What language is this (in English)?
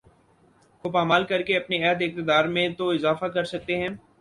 Urdu